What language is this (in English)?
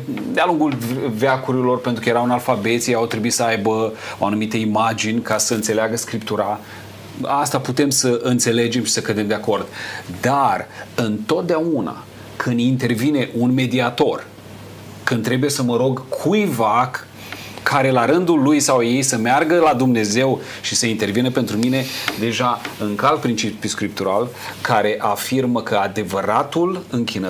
Romanian